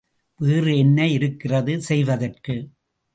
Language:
Tamil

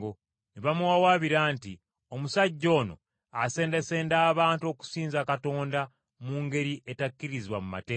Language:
Ganda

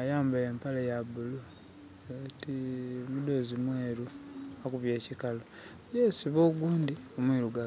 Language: Soga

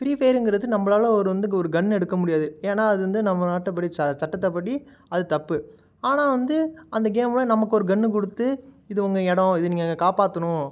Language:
Tamil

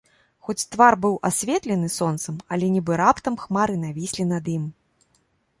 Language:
Belarusian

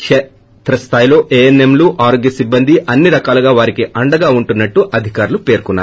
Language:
Telugu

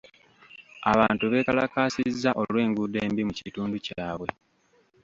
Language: Ganda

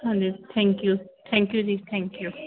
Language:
Punjabi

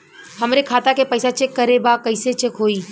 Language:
Bhojpuri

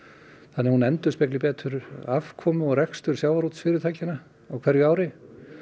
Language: Icelandic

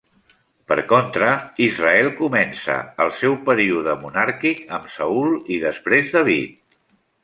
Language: Catalan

